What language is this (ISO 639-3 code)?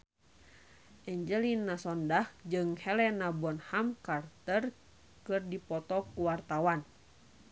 sun